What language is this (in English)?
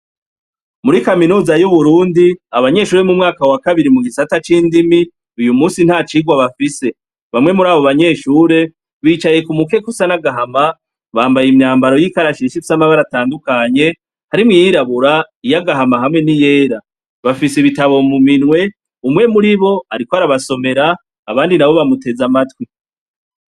Rundi